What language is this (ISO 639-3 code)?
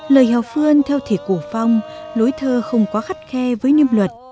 vie